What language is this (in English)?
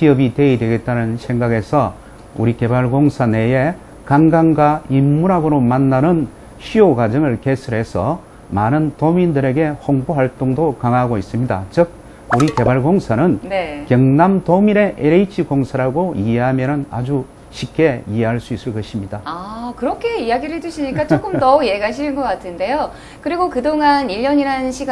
Korean